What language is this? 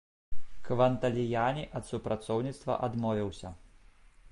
Belarusian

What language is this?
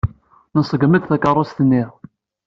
Kabyle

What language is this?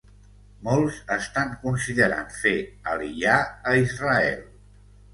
Catalan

